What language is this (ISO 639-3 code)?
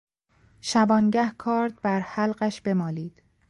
fas